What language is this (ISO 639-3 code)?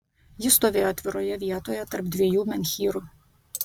lit